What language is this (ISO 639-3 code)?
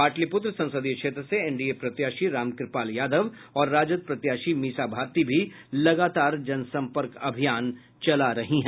hin